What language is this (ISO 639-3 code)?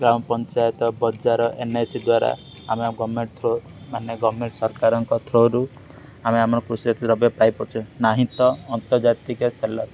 ori